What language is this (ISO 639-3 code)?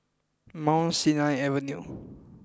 eng